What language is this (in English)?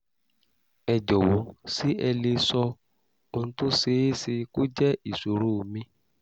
Yoruba